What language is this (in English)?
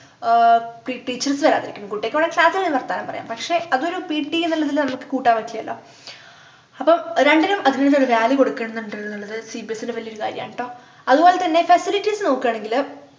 Malayalam